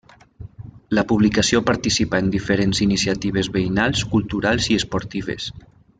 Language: Catalan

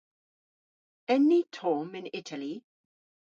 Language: Cornish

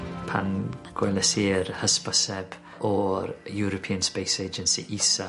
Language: Welsh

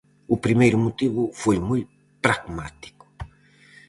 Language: Galician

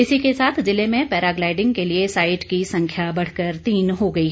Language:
Hindi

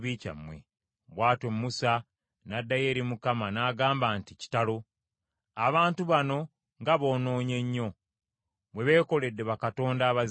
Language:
Ganda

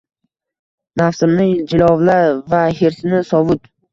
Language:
Uzbek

